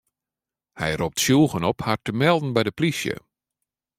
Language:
Western Frisian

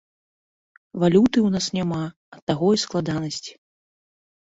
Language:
Belarusian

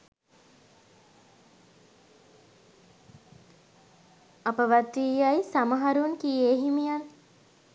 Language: Sinhala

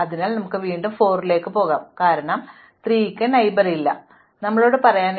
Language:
Malayalam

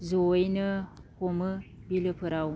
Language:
Bodo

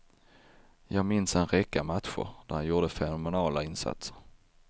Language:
Swedish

